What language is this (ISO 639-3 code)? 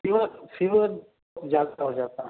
urd